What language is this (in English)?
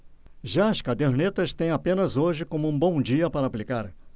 Portuguese